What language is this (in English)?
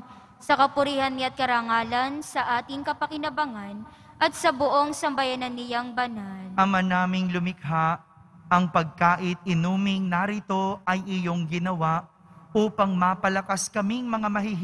Filipino